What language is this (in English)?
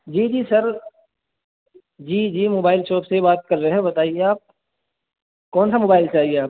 Urdu